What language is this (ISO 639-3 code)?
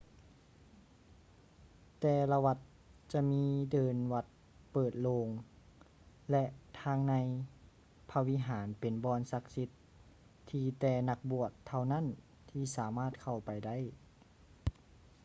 lao